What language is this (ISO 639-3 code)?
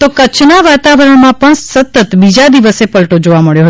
guj